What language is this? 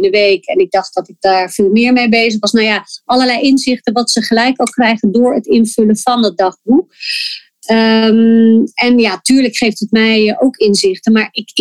Dutch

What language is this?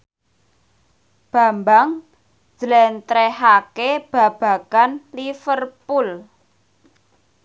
Javanese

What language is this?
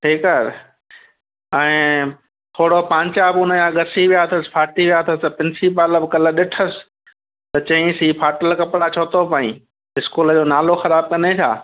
Sindhi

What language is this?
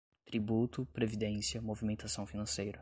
Portuguese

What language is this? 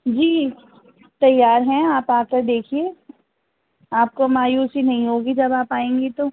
Urdu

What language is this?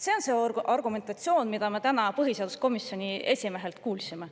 Estonian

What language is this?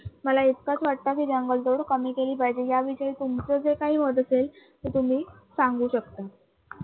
Marathi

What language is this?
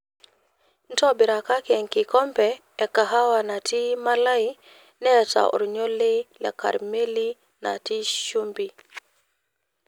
Masai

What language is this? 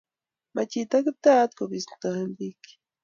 Kalenjin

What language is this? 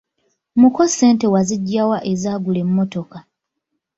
Ganda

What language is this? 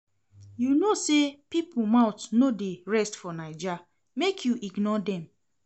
Nigerian Pidgin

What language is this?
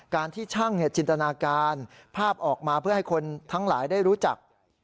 Thai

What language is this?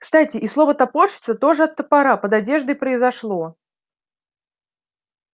Russian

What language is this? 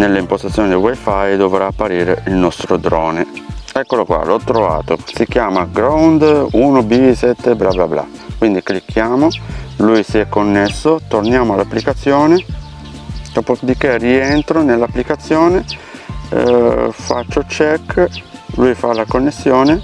Italian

